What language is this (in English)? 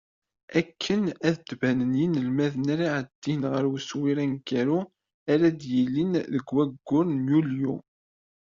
Kabyle